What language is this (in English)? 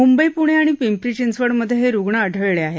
Marathi